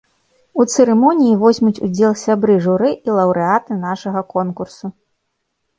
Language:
Belarusian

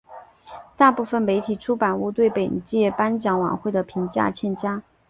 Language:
Chinese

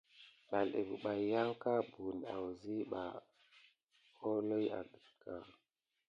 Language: Gidar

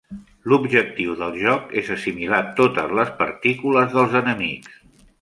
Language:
Catalan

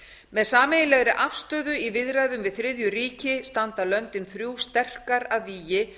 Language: Icelandic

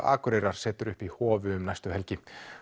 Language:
Icelandic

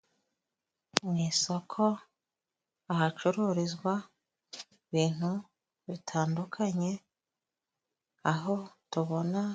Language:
Kinyarwanda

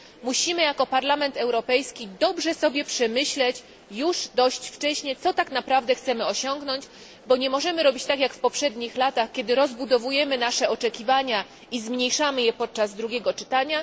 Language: Polish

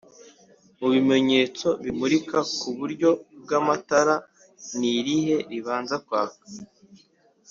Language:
Kinyarwanda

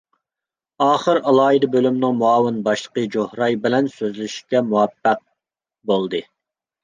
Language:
Uyghur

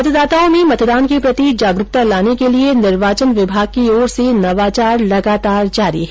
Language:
Hindi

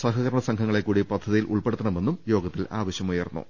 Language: Malayalam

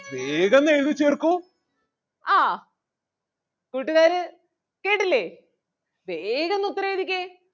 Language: Malayalam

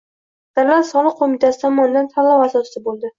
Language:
Uzbek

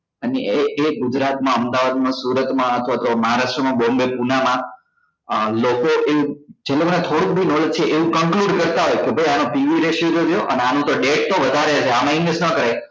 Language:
Gujarati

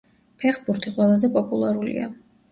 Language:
Georgian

